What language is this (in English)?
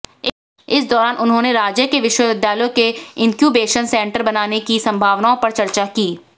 Hindi